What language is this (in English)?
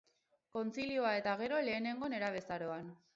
Basque